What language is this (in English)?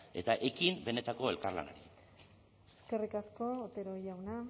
Basque